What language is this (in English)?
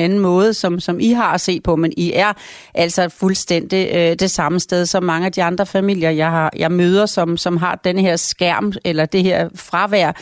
Danish